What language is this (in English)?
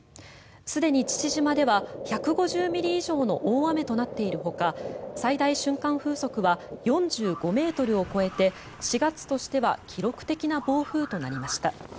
Japanese